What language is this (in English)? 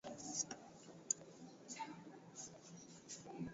Swahili